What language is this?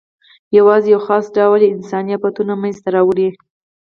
Pashto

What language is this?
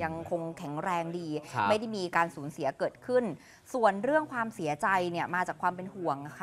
Thai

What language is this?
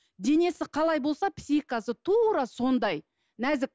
Kazakh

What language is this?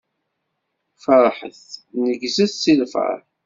Kabyle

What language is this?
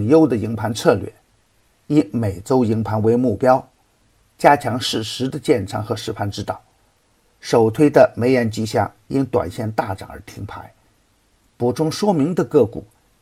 Chinese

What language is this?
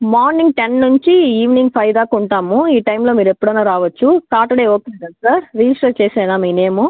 Telugu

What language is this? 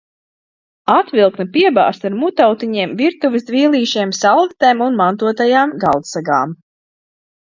Latvian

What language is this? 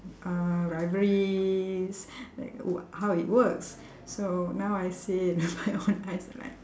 English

